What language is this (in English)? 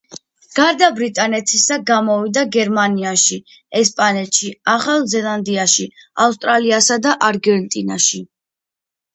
Georgian